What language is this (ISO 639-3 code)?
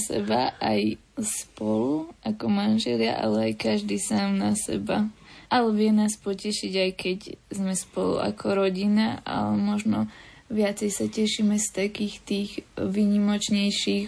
slk